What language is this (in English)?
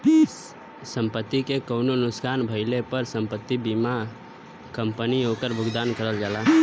Bhojpuri